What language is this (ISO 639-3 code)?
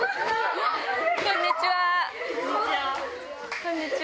jpn